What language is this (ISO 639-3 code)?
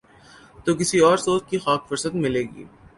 urd